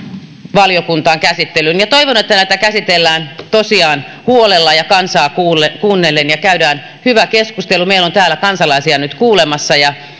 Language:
Finnish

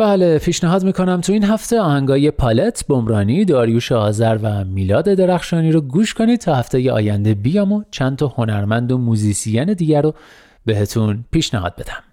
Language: Persian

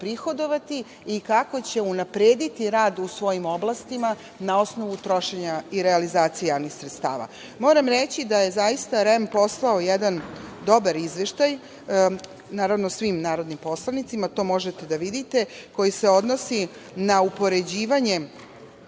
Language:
Serbian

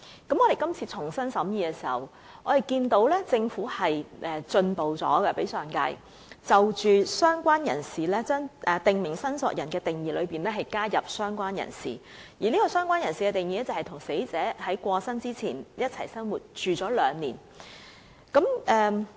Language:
Cantonese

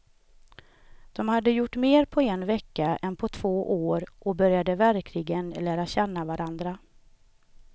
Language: Swedish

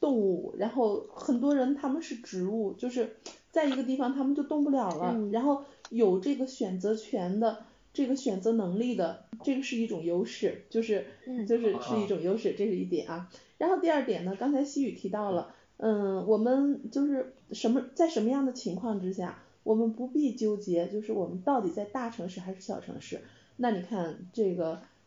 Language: Chinese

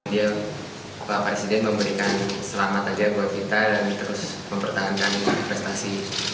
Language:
Indonesian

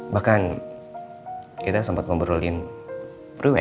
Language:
Indonesian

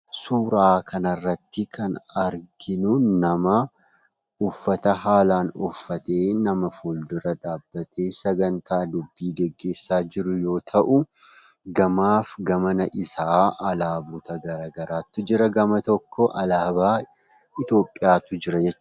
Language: Oromo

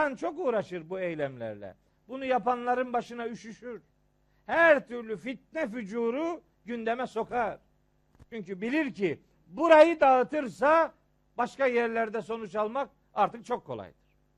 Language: Turkish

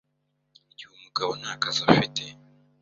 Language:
Kinyarwanda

